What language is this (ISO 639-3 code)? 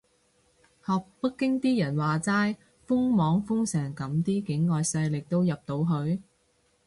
yue